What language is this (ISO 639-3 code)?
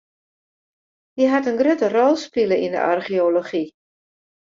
fry